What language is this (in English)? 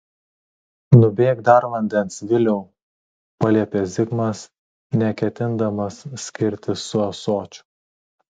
Lithuanian